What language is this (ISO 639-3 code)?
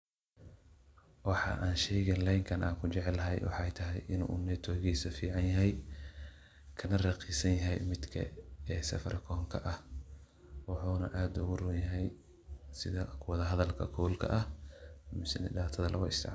som